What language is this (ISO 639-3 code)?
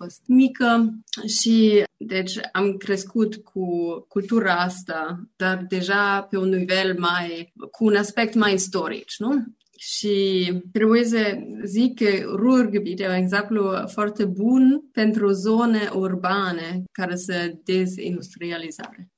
ron